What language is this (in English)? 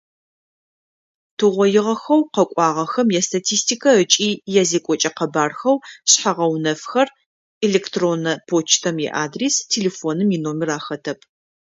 Adyghe